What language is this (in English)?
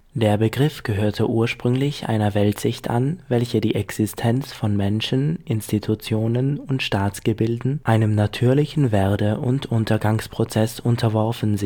German